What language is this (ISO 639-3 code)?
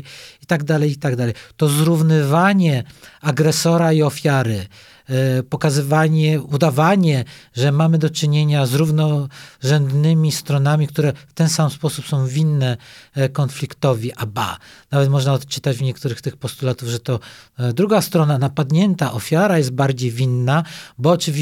pol